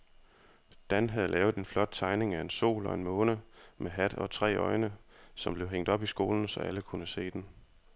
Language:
Danish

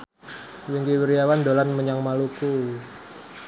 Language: Javanese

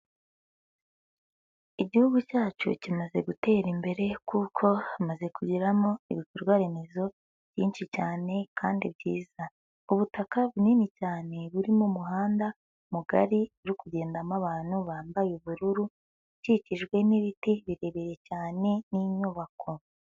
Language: Kinyarwanda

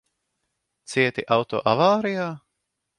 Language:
Latvian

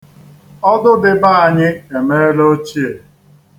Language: Igbo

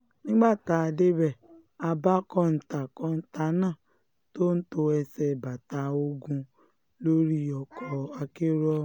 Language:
Yoruba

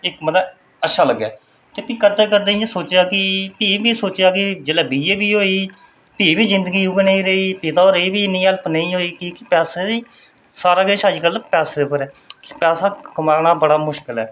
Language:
Dogri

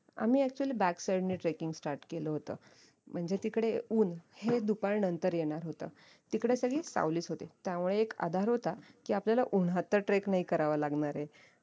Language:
Marathi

